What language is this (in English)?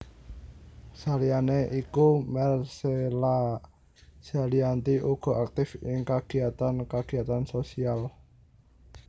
Javanese